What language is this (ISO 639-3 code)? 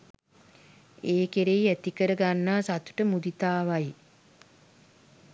sin